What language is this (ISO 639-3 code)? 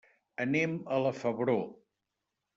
cat